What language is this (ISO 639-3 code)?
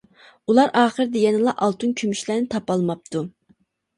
uig